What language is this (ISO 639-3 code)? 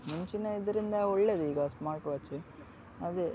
kan